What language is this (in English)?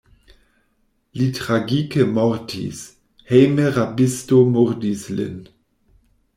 Esperanto